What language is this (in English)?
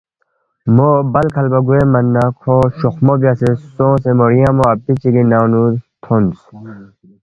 Balti